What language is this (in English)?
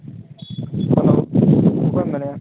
Santali